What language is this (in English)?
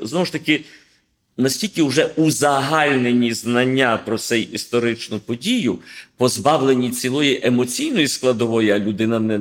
Ukrainian